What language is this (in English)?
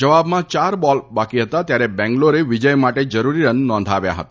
Gujarati